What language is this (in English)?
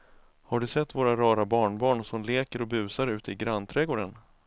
Swedish